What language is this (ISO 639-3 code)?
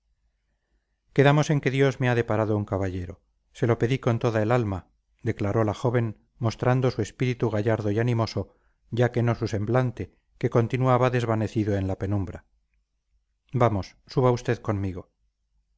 spa